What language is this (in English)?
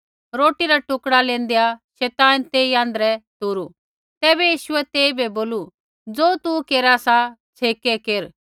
Kullu Pahari